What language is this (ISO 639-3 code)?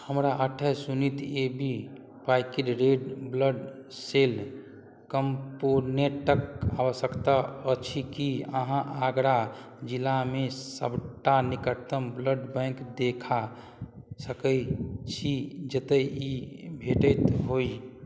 mai